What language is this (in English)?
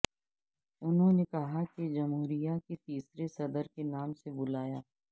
Urdu